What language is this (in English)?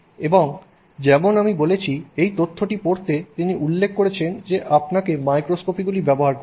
Bangla